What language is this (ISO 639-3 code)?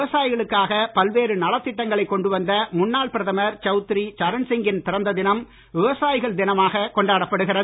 tam